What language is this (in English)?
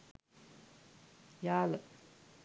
Sinhala